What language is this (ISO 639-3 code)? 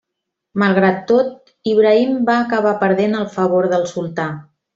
cat